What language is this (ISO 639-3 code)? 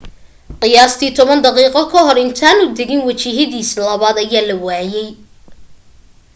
som